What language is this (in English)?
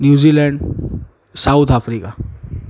Gujarati